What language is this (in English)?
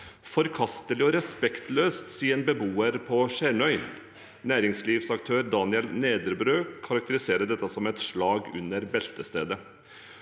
Norwegian